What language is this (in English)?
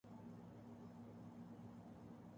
Urdu